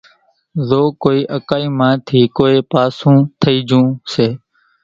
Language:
Kachi Koli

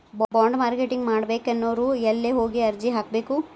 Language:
Kannada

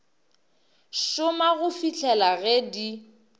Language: Northern Sotho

